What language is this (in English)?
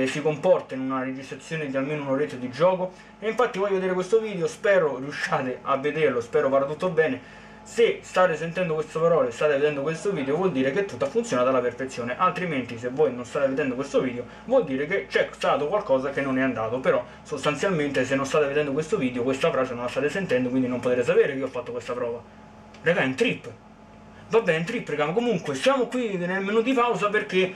Italian